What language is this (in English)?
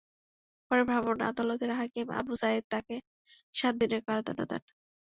Bangla